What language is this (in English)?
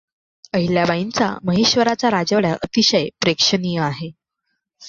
Marathi